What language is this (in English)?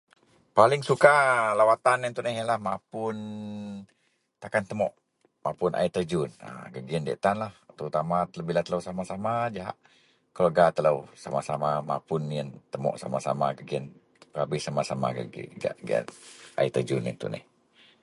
Central Melanau